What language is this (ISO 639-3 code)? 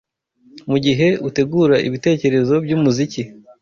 kin